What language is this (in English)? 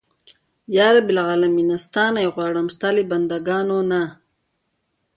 Pashto